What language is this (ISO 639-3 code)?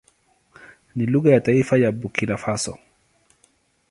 swa